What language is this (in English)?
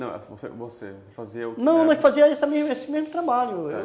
Portuguese